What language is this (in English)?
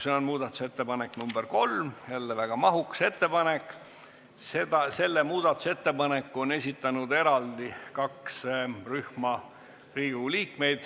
Estonian